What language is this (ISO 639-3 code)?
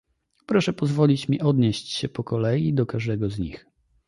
pol